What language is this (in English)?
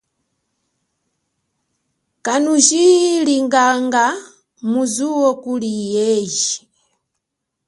Chokwe